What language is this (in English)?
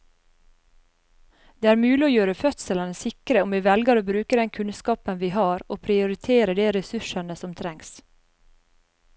Norwegian